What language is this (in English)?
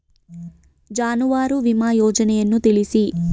Kannada